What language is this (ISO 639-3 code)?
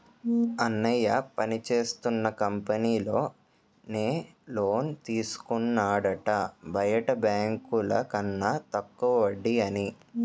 tel